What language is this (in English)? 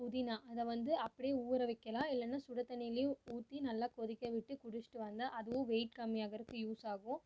Tamil